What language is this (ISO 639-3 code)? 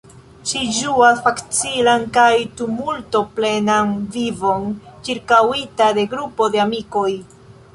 epo